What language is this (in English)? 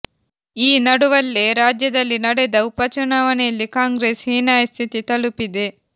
Kannada